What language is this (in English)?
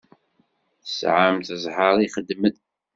Kabyle